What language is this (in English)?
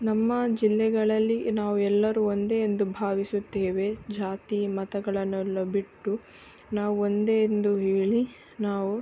Kannada